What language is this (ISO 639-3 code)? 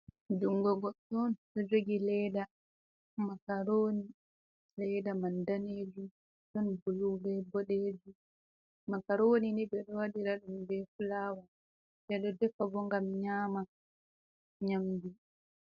ful